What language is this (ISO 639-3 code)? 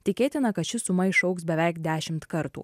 lit